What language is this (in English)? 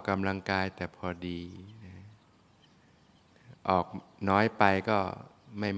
Thai